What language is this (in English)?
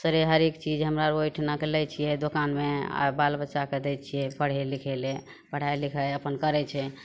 Maithili